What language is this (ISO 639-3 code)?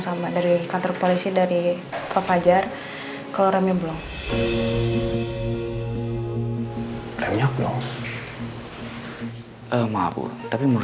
ind